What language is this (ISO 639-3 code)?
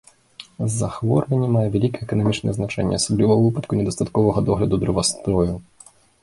bel